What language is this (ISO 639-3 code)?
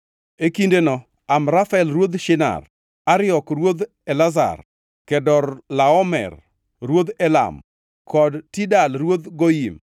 luo